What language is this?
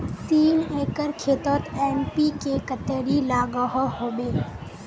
Magahi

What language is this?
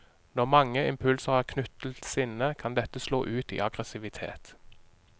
Norwegian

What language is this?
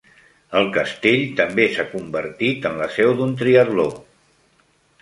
Catalan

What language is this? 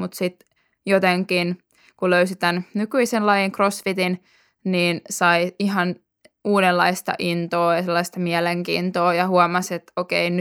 Finnish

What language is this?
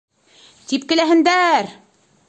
Bashkir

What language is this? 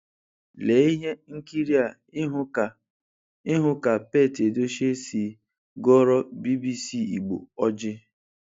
Igbo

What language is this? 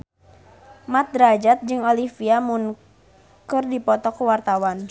Sundanese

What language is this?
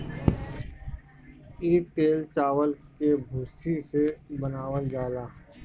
Bhojpuri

